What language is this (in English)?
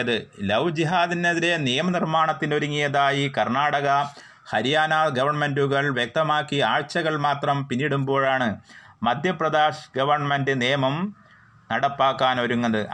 Malayalam